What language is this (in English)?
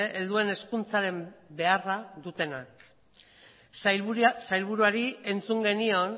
Basque